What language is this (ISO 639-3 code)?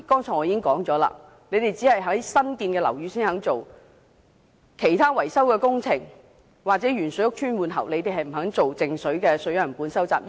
yue